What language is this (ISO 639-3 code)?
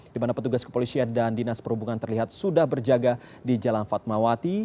ind